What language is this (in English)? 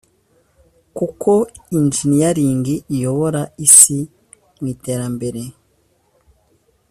Kinyarwanda